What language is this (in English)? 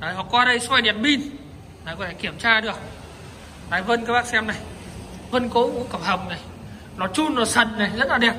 Vietnamese